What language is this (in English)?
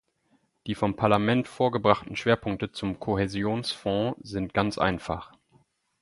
German